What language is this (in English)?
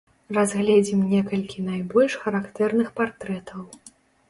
Belarusian